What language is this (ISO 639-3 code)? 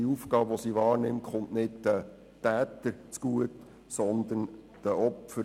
gsw